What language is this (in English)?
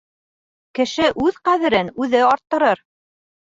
Bashkir